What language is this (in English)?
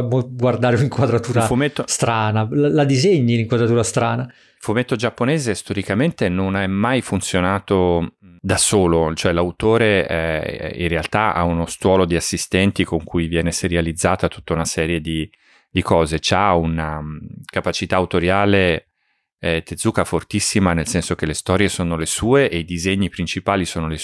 Italian